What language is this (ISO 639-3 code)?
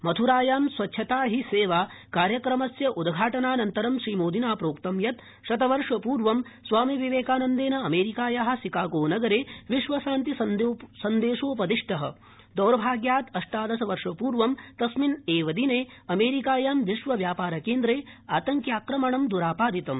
san